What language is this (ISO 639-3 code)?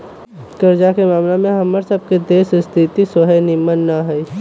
mag